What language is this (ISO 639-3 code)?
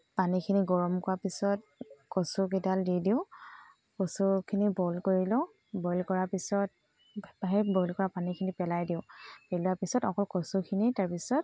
asm